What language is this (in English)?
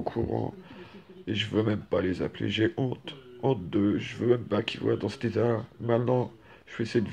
French